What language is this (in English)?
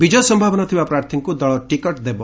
Odia